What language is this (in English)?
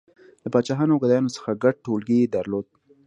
Pashto